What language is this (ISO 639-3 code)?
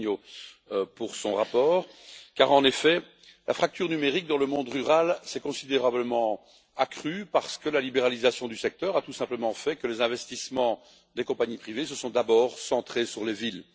fra